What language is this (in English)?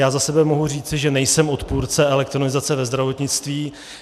Czech